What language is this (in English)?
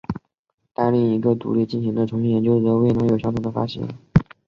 Chinese